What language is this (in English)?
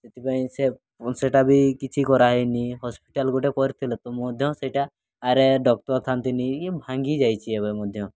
Odia